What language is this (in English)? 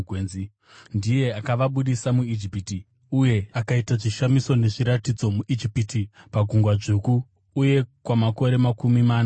Shona